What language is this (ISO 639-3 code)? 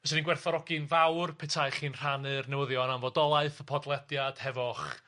cym